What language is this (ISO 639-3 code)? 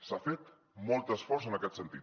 cat